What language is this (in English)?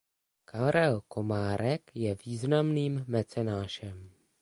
Czech